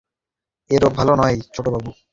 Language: Bangla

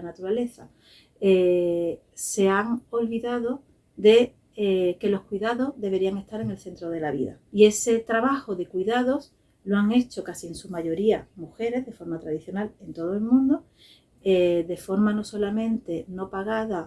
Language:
Spanish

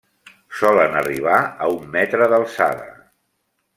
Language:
Catalan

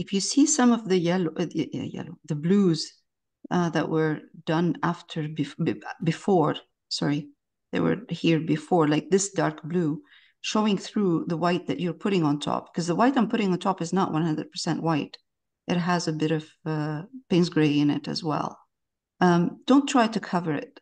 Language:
English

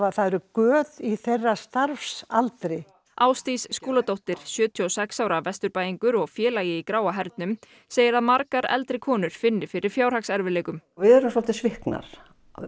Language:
Icelandic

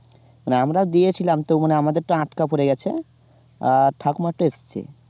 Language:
Bangla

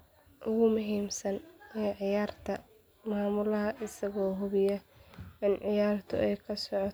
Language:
Somali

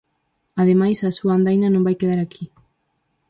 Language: Galician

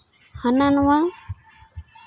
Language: Santali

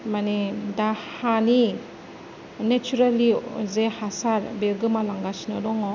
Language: Bodo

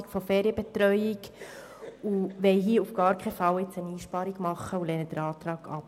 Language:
Swiss German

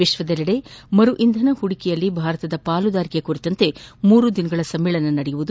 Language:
Kannada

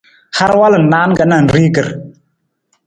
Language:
Nawdm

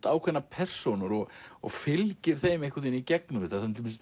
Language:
Icelandic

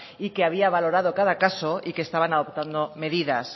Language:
Spanish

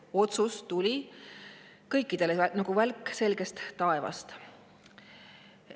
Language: Estonian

